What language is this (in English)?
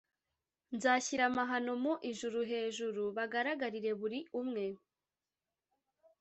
Kinyarwanda